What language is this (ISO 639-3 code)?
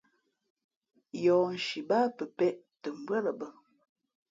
fmp